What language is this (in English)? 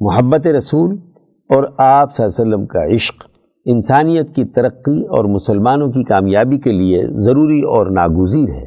Urdu